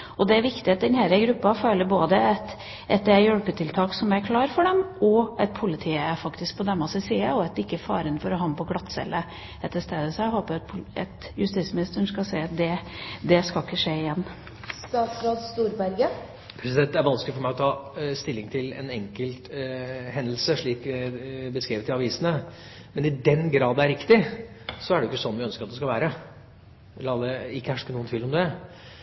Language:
Norwegian Bokmål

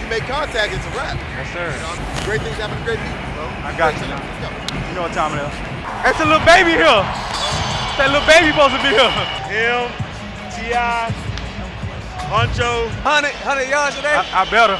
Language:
English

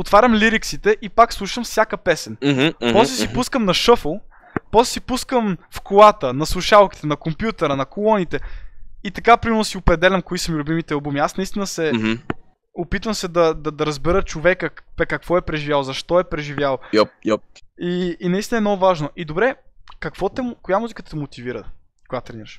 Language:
Bulgarian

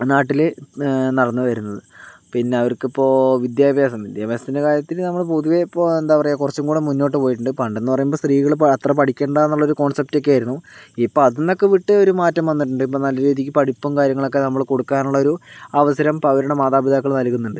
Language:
Malayalam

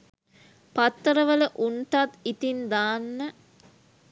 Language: Sinhala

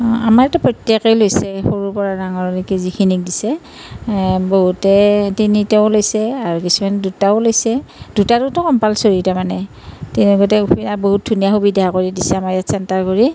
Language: Assamese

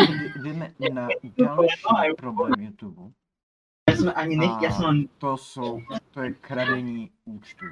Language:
Czech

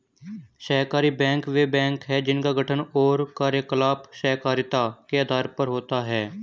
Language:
Hindi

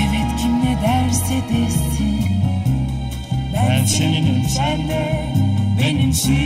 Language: Turkish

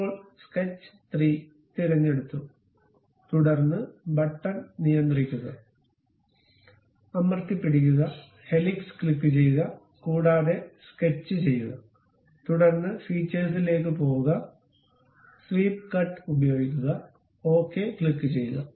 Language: Malayalam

